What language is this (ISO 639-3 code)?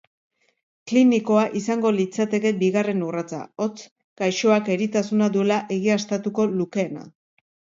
eus